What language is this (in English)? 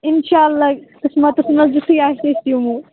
Kashmiri